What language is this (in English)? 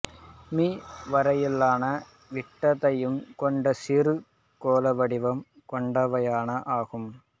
Tamil